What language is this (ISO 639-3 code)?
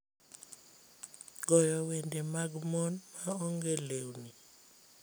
luo